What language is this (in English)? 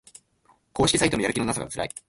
Japanese